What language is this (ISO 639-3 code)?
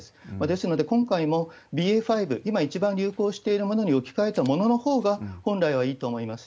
jpn